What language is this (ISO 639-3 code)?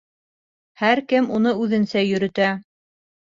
bak